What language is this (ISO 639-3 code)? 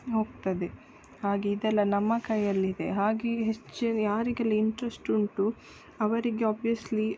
kan